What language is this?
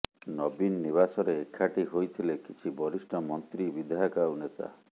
Odia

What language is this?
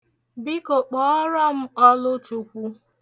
Igbo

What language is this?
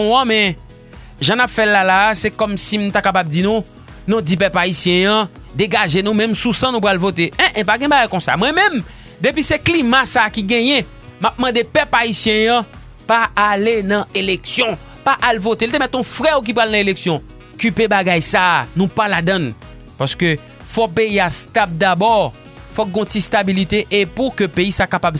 French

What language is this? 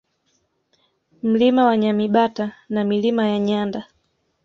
Swahili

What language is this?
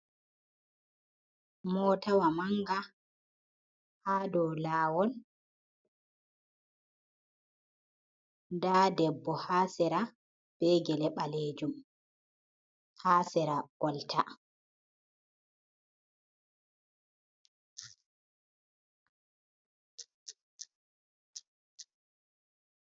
Fula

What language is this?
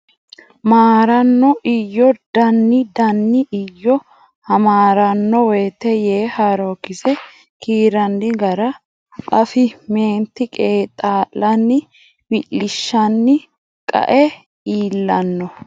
Sidamo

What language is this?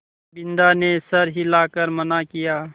Hindi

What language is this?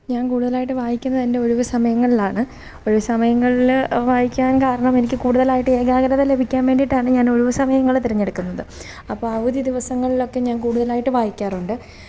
Malayalam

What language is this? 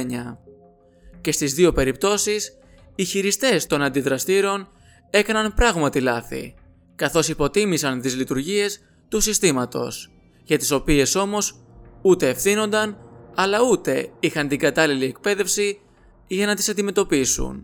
Greek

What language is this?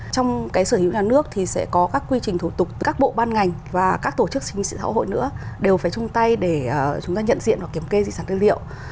Vietnamese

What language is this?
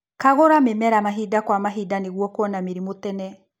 Kikuyu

